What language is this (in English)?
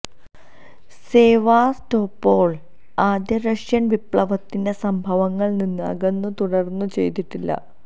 Malayalam